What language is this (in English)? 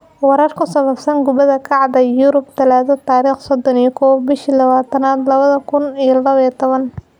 Somali